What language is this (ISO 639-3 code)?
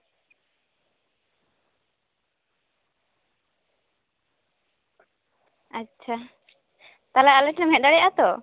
sat